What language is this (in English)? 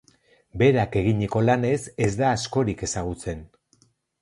Basque